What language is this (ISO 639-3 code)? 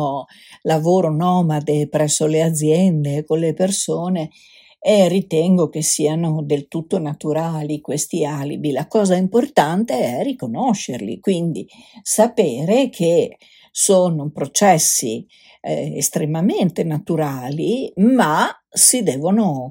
ita